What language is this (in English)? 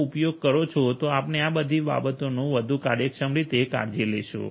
Gujarati